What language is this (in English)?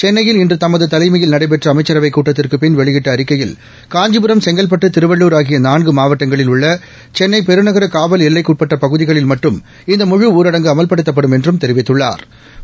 Tamil